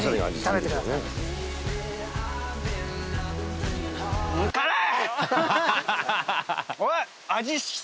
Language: Japanese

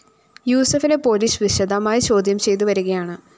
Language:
Malayalam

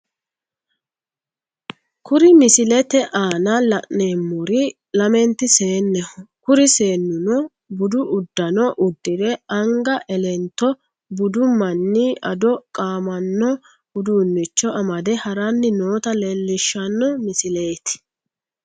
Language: Sidamo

